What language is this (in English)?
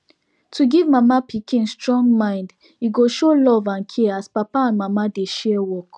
Nigerian Pidgin